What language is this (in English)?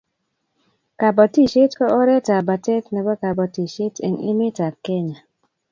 Kalenjin